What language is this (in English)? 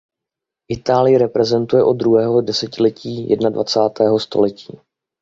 Czech